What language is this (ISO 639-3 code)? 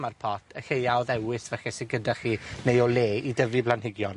cym